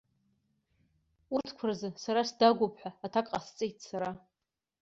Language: Abkhazian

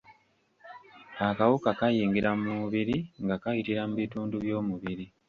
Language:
Ganda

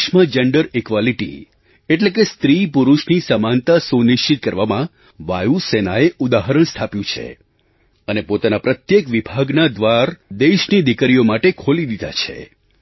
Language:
Gujarati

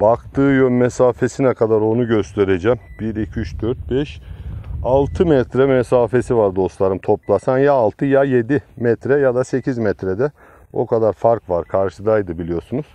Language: Turkish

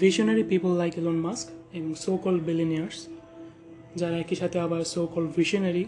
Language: Bangla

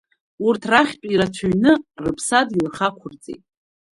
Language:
Abkhazian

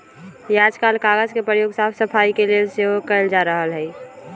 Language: Magahi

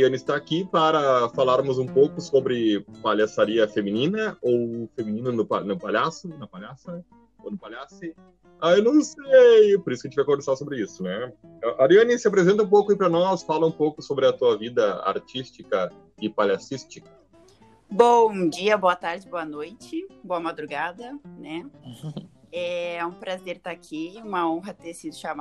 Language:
Portuguese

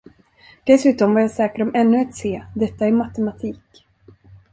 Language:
Swedish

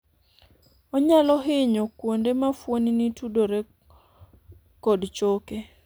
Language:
Luo (Kenya and Tanzania)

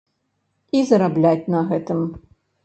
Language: Belarusian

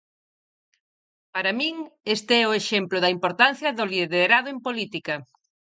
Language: Galician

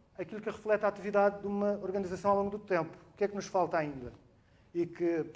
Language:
Portuguese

